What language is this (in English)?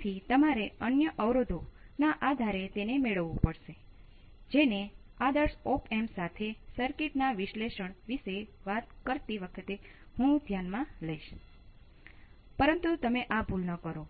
Gujarati